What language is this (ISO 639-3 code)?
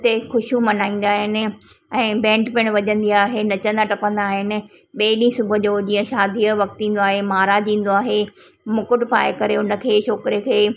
snd